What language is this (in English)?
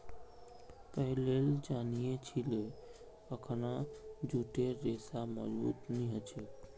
Magahi